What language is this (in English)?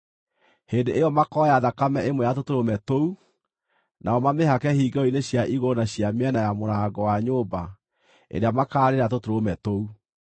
Kikuyu